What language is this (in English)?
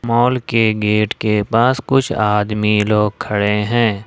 Hindi